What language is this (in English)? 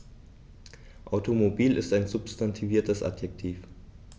German